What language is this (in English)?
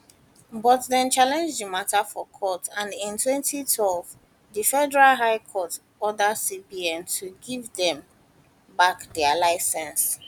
Nigerian Pidgin